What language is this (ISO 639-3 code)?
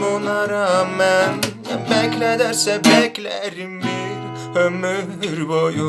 tur